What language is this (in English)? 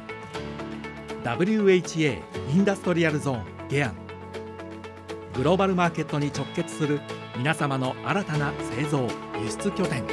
Japanese